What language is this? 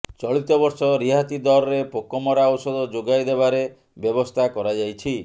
Odia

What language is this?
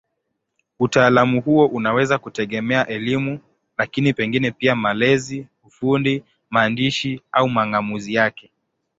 Swahili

